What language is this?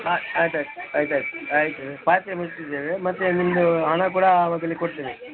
Kannada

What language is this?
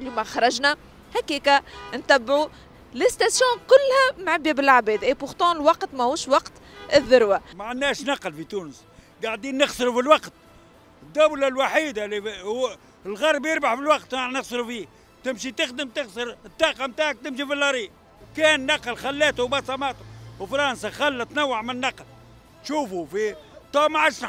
Arabic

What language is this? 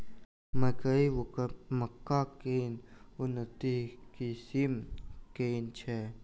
Maithili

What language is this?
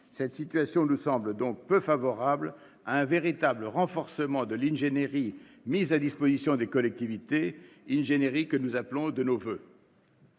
French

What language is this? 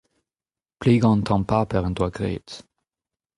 Breton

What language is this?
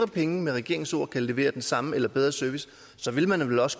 Danish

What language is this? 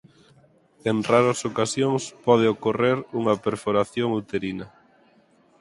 Galician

